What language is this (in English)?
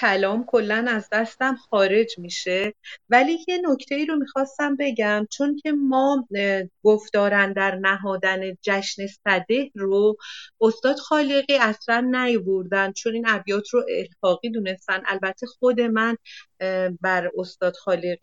Persian